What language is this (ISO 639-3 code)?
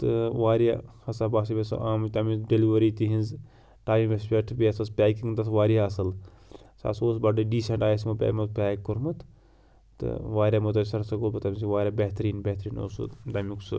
kas